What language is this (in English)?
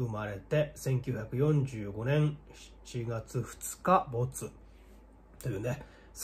Japanese